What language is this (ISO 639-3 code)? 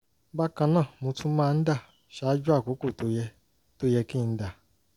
yor